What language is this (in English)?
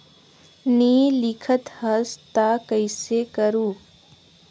Chhattisgarhi